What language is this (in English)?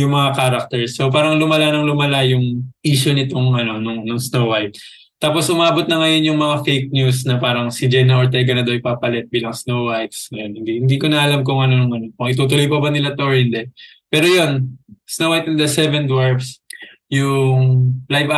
Filipino